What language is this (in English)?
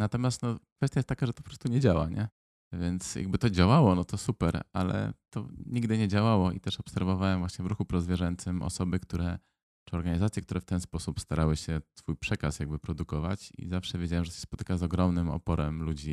Polish